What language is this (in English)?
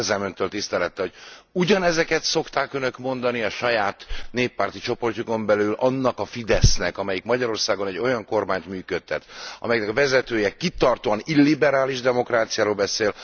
Hungarian